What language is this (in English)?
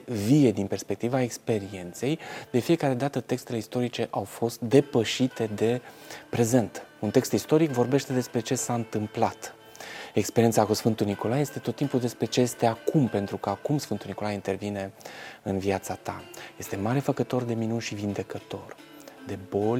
Romanian